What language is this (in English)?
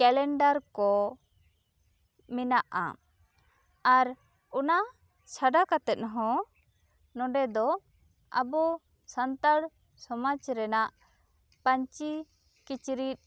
Santali